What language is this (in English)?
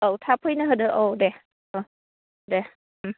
Bodo